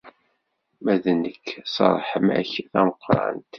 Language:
Kabyle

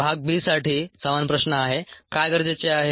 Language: Marathi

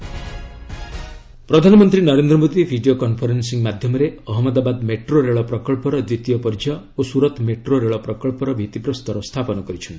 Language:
Odia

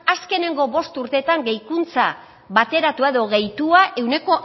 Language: Basque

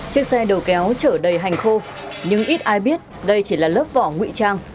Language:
Vietnamese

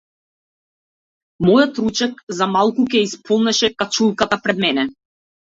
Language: Macedonian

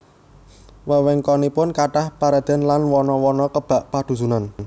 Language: Javanese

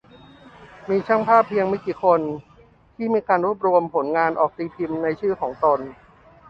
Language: Thai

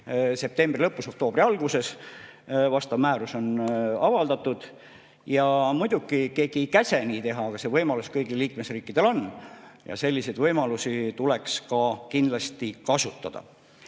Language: Estonian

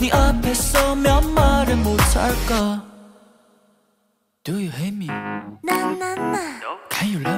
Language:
Vietnamese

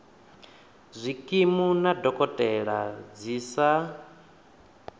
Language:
Venda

